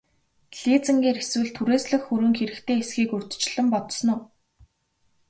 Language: Mongolian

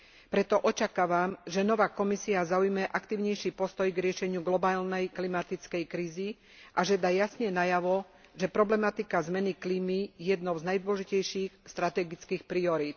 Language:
Slovak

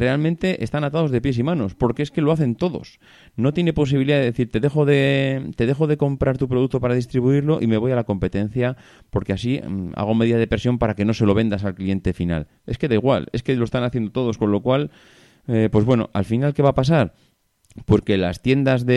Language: Spanish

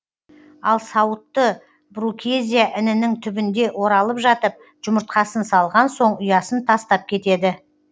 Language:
Kazakh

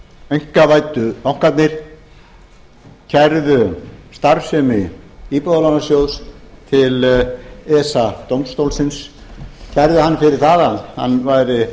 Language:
Icelandic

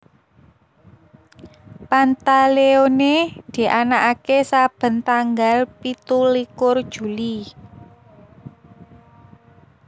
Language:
Javanese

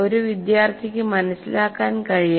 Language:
Malayalam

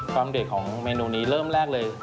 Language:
Thai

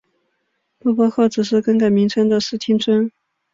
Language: Chinese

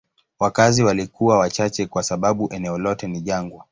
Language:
Swahili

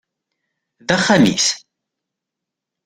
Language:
Kabyle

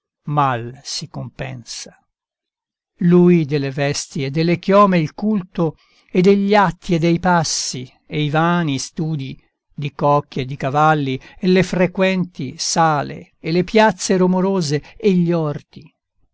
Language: Italian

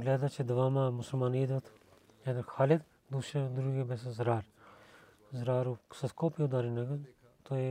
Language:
Bulgarian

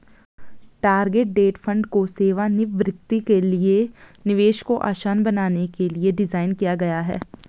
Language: Hindi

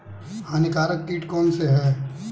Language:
Hindi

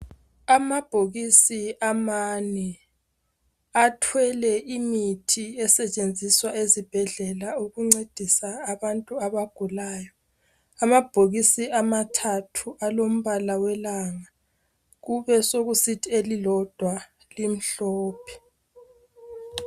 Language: North Ndebele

